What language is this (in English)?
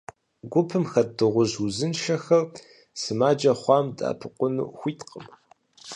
Kabardian